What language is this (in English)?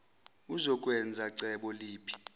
Zulu